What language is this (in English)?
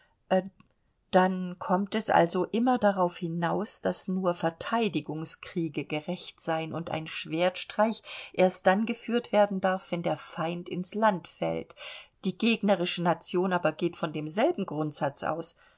German